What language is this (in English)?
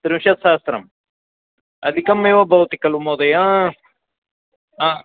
Sanskrit